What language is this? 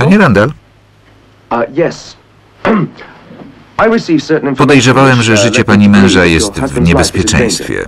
Polish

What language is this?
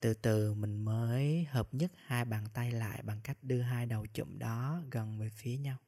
Vietnamese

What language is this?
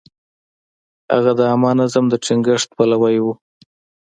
Pashto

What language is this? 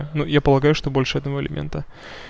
Russian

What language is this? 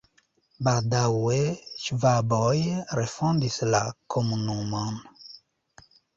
Esperanto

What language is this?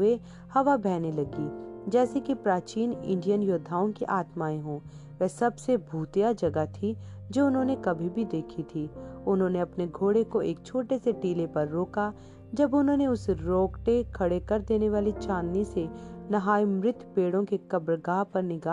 Hindi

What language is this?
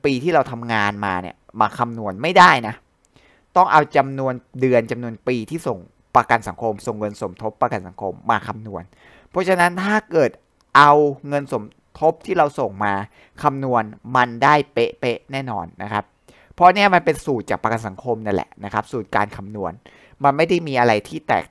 Thai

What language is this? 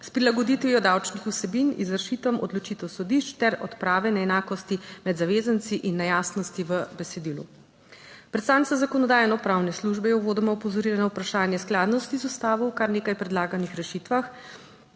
Slovenian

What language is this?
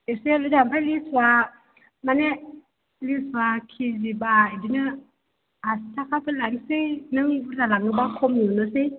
Bodo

